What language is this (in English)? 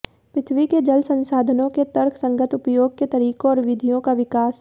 Hindi